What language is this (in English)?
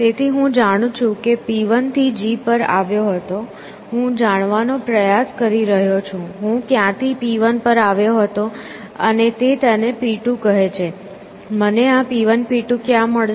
Gujarati